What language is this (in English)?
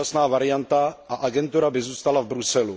Czech